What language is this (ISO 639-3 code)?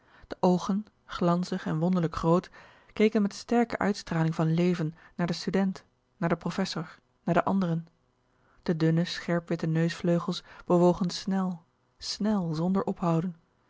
nld